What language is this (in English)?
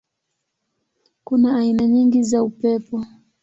Swahili